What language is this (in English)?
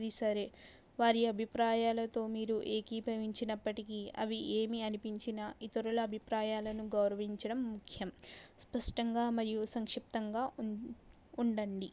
Telugu